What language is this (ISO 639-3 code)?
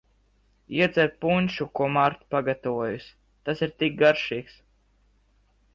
lav